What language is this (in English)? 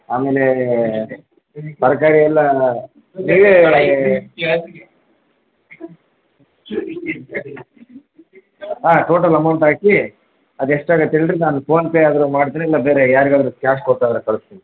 Kannada